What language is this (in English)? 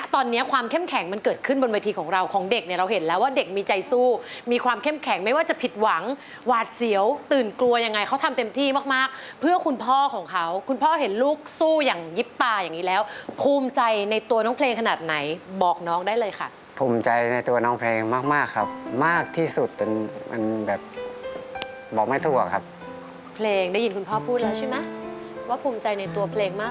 Thai